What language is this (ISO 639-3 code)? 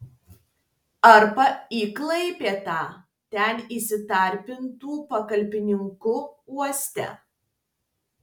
lit